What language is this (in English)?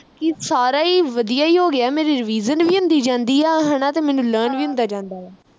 Punjabi